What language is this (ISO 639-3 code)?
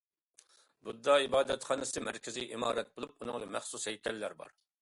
uig